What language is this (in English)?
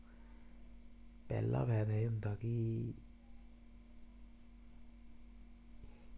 Dogri